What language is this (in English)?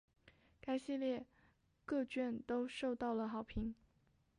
Chinese